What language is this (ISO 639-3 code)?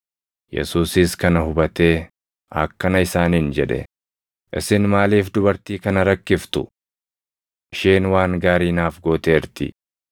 orm